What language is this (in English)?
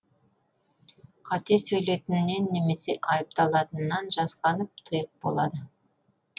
Kazakh